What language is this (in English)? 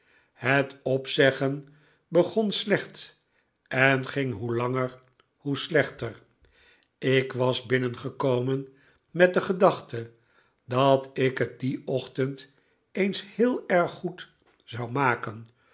Dutch